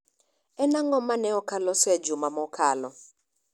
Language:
Luo (Kenya and Tanzania)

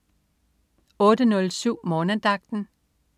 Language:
Danish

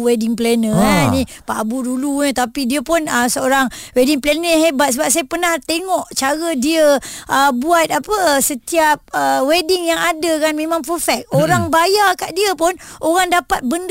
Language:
Malay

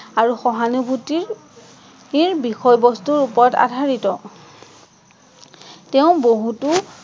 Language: Assamese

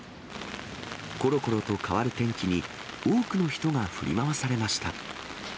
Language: Japanese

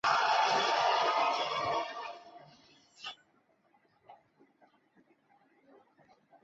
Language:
Chinese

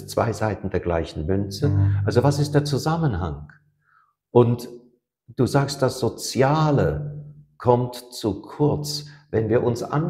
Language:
German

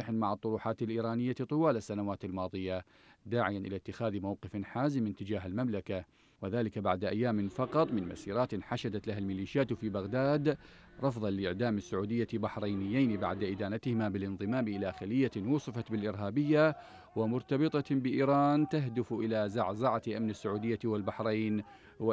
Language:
Arabic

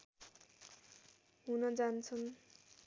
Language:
Nepali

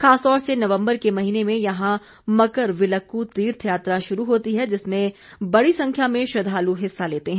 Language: Hindi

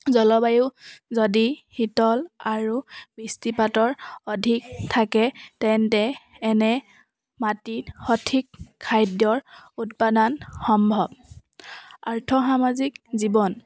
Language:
Assamese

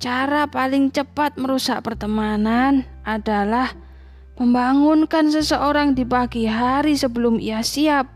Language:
Indonesian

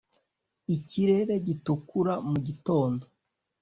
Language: Kinyarwanda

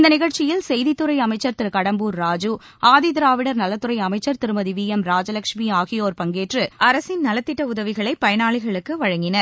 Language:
Tamil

